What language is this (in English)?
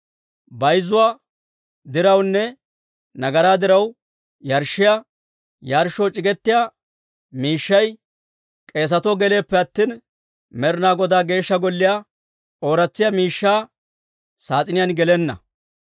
Dawro